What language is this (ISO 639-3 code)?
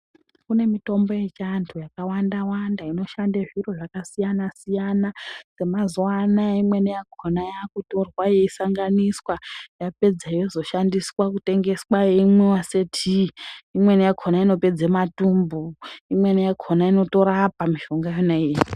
ndc